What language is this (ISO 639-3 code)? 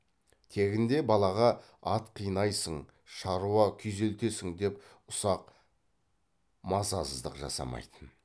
kaz